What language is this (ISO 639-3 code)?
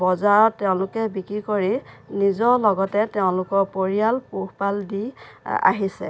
asm